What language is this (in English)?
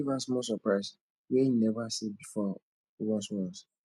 Nigerian Pidgin